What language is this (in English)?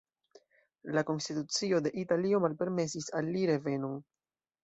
Esperanto